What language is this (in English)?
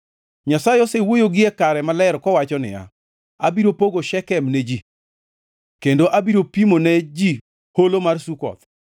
Luo (Kenya and Tanzania)